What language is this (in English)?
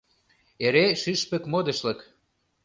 Mari